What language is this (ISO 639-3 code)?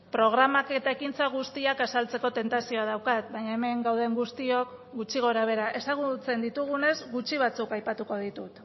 eus